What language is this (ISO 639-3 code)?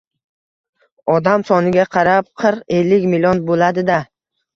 uzb